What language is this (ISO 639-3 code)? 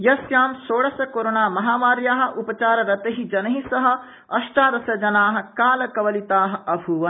san